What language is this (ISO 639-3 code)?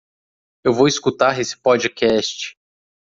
por